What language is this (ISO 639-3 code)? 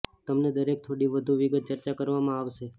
guj